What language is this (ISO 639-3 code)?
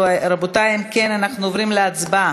heb